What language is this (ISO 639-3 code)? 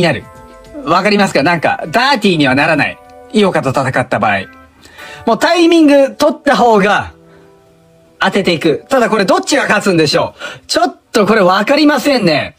jpn